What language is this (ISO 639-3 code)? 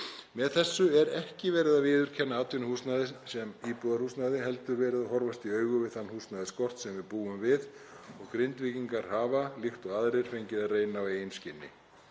isl